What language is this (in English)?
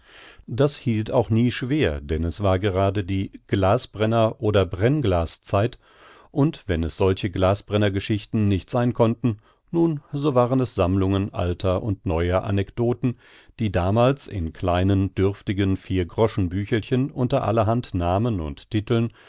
German